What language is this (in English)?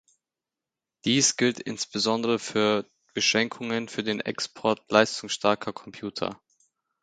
German